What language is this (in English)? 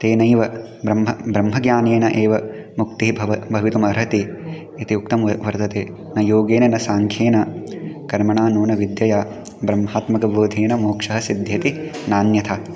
Sanskrit